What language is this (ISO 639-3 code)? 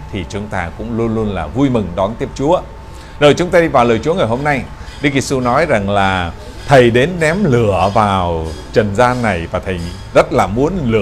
vie